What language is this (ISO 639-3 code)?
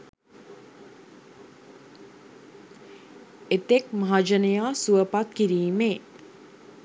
sin